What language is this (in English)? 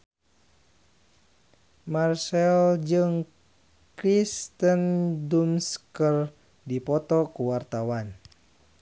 Sundanese